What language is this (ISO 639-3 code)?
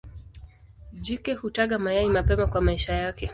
swa